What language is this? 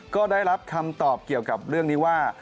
Thai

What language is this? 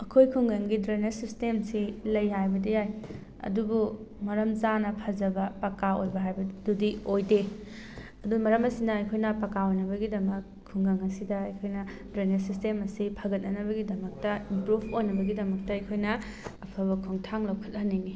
Manipuri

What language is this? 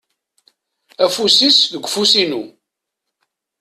Kabyle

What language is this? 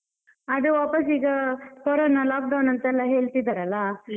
Kannada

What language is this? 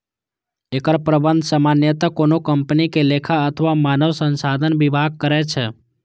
Maithili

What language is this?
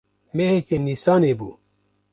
Kurdish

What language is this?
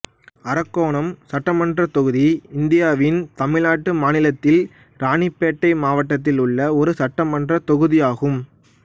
Tamil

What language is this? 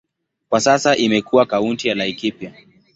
Swahili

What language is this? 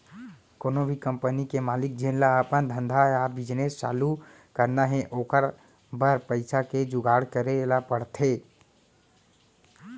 Chhattisgarhi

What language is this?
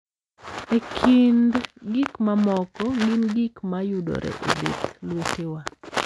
Luo (Kenya and Tanzania)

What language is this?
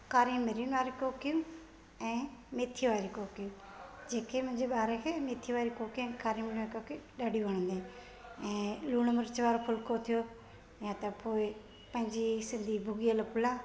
Sindhi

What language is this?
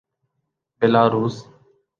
Urdu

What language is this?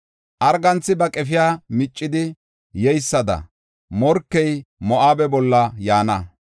Gofa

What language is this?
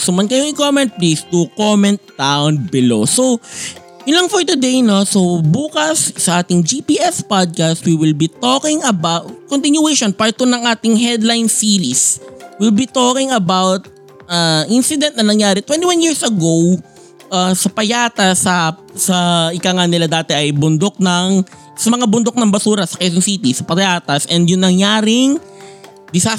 Filipino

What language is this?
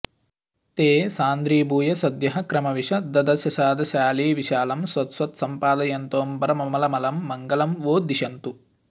Sanskrit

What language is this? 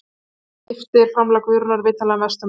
Icelandic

